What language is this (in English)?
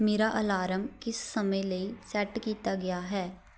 Punjabi